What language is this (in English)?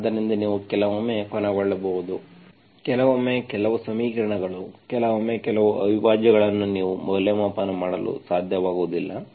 Kannada